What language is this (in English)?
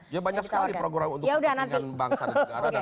Indonesian